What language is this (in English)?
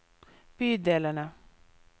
Norwegian